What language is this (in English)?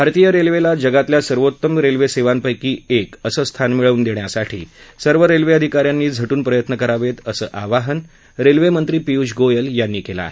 Marathi